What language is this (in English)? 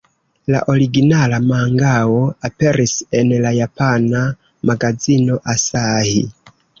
Esperanto